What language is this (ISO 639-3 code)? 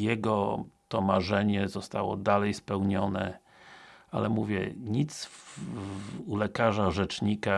pol